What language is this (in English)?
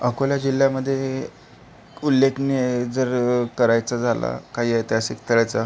Marathi